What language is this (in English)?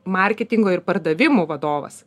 Lithuanian